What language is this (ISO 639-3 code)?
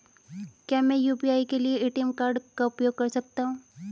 hin